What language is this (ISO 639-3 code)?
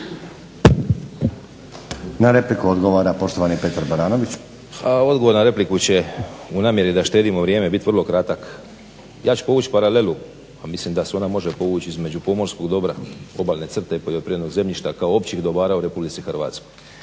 hrv